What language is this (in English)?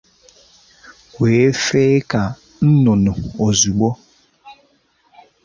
Igbo